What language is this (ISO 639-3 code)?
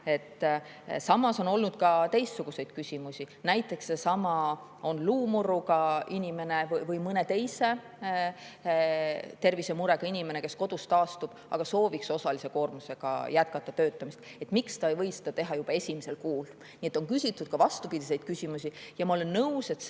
est